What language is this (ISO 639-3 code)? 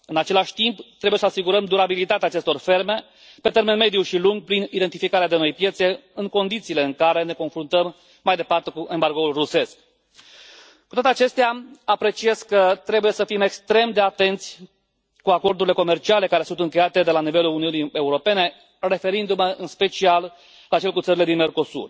ron